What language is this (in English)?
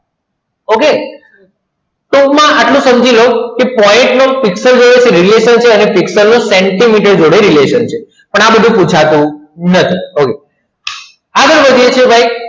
Gujarati